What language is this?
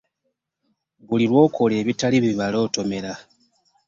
Ganda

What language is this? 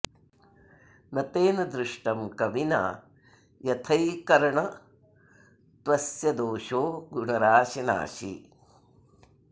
Sanskrit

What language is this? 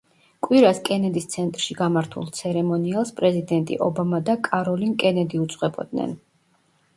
Georgian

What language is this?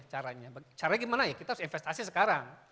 Indonesian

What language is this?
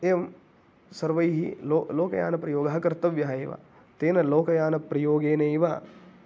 Sanskrit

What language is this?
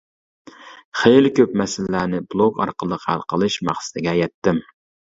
Uyghur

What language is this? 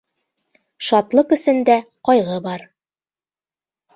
Bashkir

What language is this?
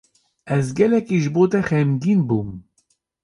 Kurdish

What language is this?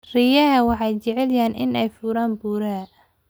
Somali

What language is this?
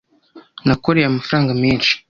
Kinyarwanda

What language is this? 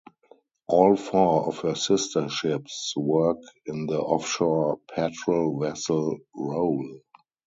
English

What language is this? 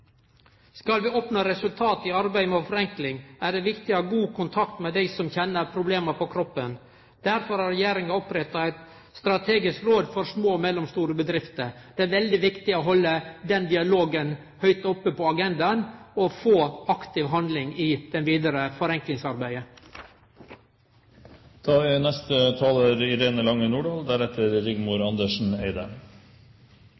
Norwegian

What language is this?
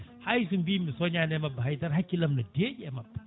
Fula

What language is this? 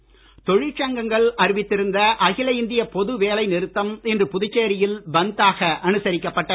Tamil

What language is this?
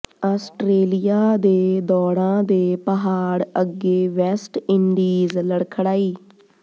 Punjabi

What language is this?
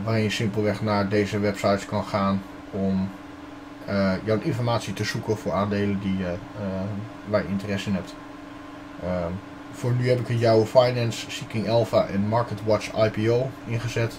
Dutch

